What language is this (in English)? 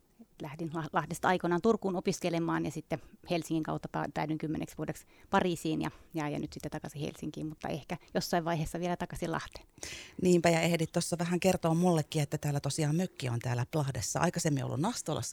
Finnish